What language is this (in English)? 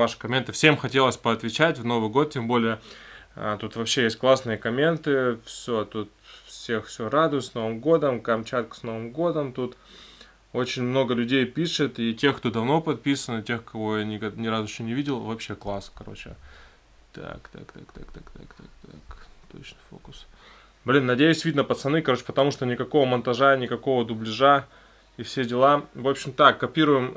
Russian